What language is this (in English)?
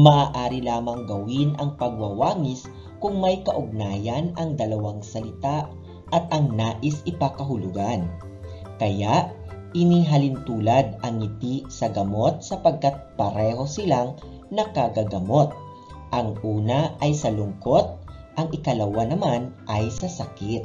Filipino